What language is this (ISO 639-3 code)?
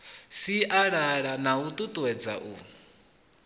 ven